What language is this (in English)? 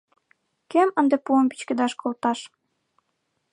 Mari